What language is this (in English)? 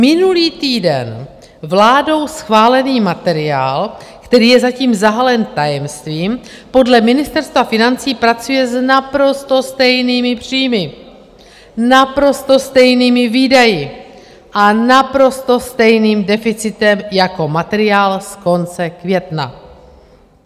Czech